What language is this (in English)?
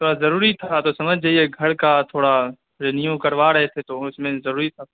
Urdu